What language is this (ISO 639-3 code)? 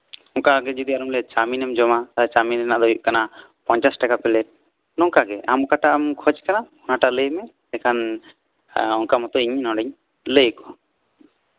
sat